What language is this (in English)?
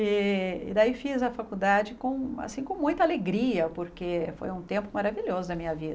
Portuguese